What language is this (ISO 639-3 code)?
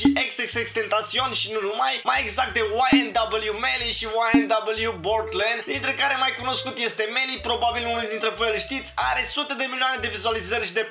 ron